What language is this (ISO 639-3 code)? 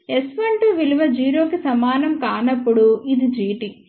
tel